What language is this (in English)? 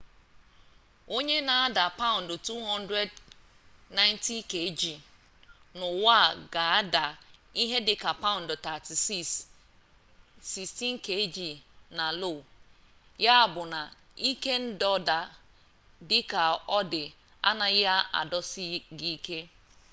Igbo